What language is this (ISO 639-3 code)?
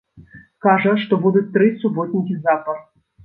bel